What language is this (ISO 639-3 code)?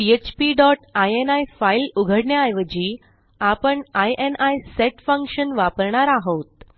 mar